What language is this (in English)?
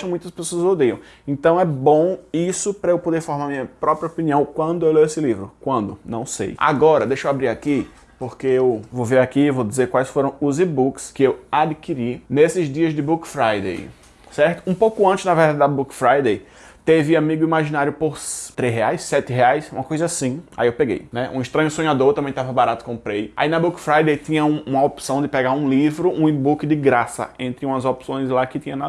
Portuguese